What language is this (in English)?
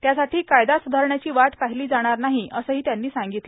Marathi